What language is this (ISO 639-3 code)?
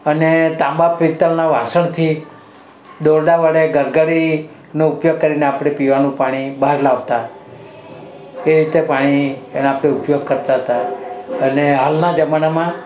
guj